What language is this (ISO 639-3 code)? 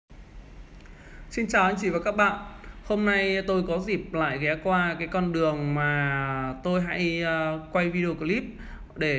vie